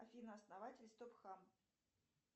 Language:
Russian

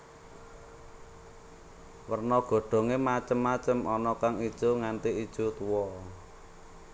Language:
Javanese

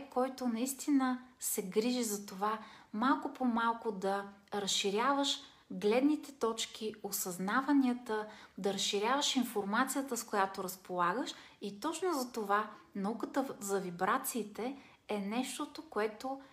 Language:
Bulgarian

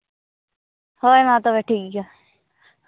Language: Santali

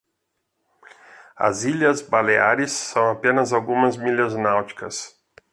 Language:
Portuguese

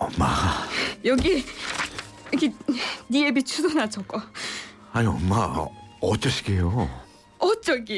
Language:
Korean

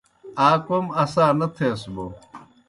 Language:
Kohistani Shina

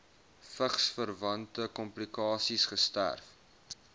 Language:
Afrikaans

